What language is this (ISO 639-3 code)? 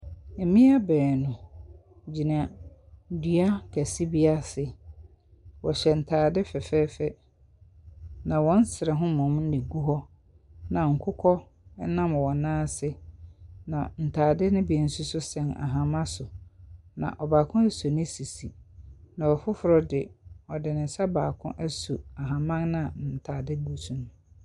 aka